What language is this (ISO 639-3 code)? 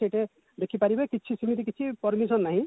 ori